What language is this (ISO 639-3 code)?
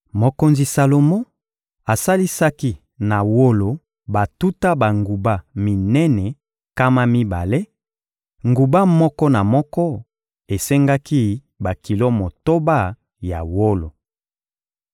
lin